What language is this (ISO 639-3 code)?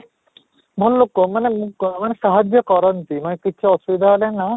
ori